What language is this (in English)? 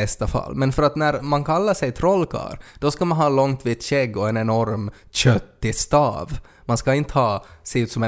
Swedish